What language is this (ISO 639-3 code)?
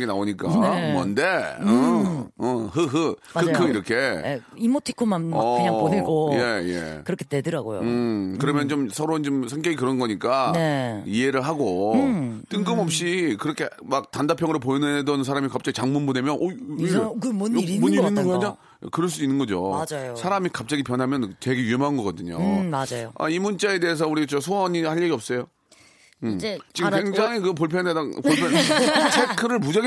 kor